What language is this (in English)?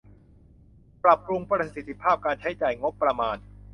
Thai